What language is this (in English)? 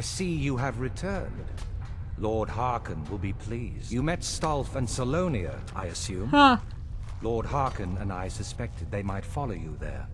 English